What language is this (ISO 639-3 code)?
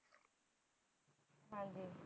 pan